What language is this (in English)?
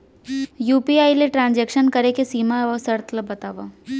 Chhattisgarhi